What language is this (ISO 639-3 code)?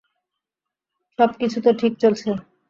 ben